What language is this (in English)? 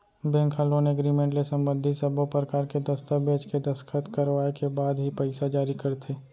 Chhattisgarhi